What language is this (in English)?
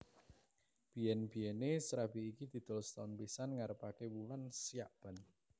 Javanese